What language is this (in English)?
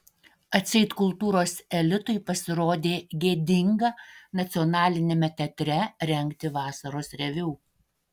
Lithuanian